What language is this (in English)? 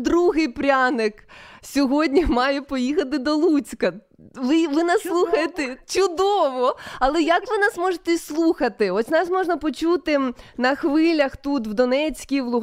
Ukrainian